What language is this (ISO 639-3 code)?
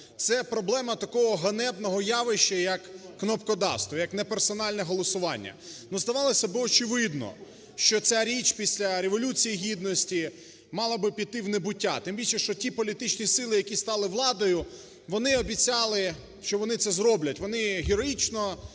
ukr